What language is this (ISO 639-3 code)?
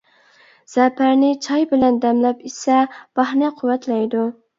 uig